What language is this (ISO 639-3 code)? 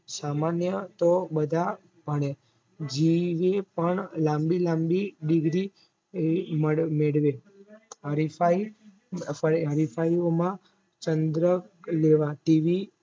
guj